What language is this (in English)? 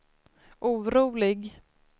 Swedish